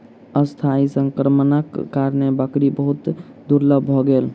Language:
Maithili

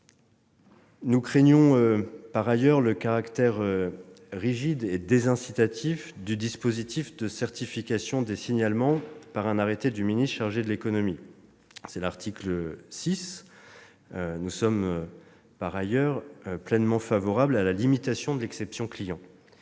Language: French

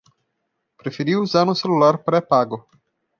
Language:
Portuguese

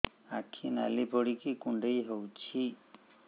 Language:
Odia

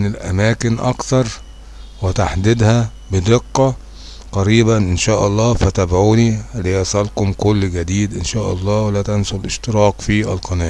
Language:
Arabic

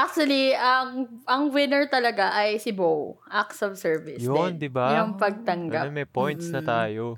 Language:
Filipino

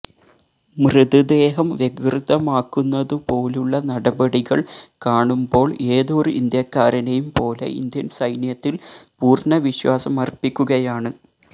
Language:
Malayalam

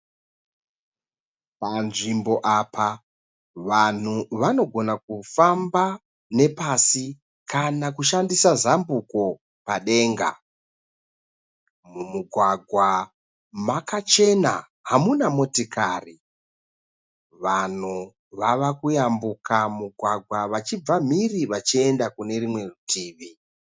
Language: Shona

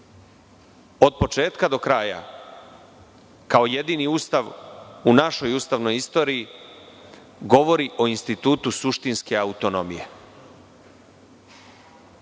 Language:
Serbian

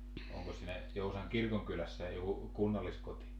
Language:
Finnish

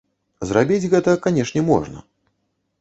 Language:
Belarusian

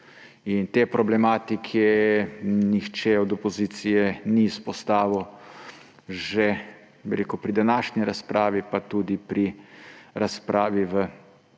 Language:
Slovenian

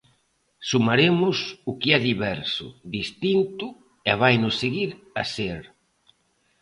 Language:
Galician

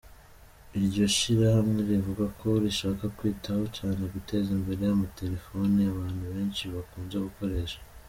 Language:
Kinyarwanda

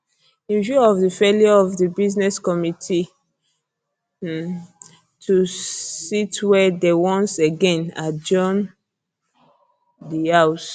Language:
Nigerian Pidgin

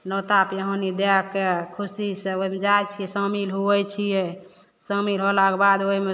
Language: Maithili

